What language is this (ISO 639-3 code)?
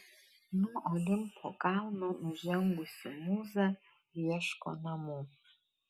lit